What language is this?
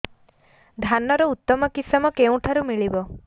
Odia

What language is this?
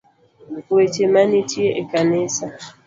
Luo (Kenya and Tanzania)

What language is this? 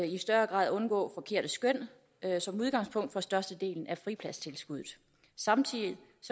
Danish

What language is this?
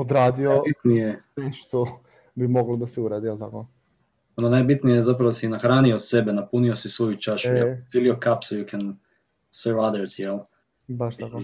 Croatian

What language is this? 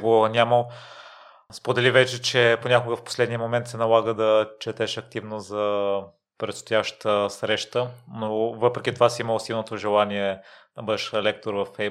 Bulgarian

